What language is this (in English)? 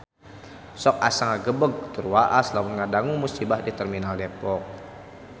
Sundanese